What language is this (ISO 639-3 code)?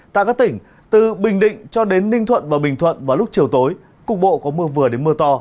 vie